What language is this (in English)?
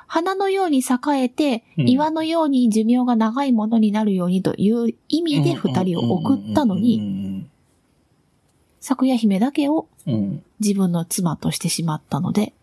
Japanese